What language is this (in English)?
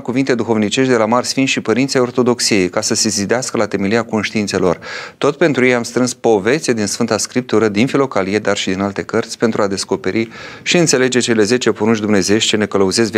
Romanian